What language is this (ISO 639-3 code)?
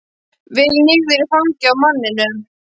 isl